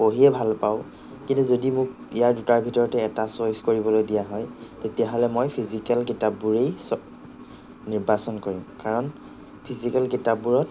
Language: Assamese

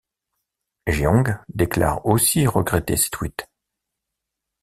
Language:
French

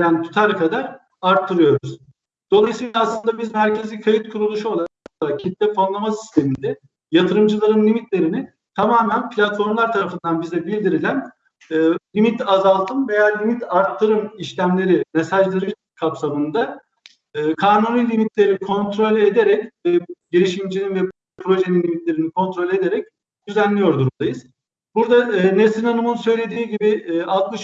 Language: Turkish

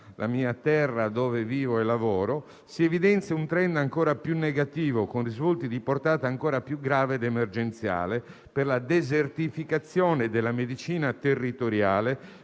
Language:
Italian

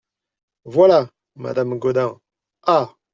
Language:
French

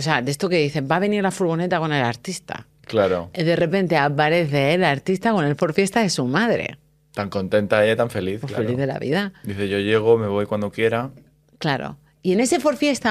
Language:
Spanish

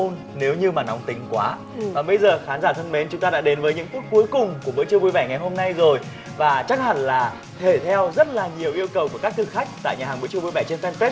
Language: Vietnamese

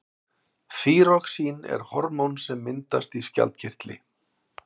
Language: Icelandic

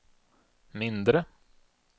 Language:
Swedish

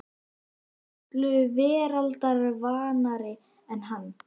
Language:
Icelandic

